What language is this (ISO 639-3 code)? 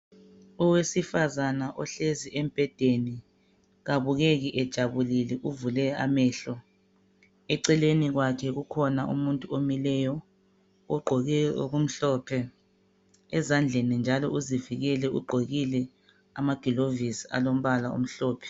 nde